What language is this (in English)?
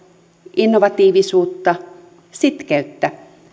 Finnish